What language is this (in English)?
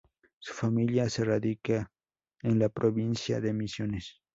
Spanish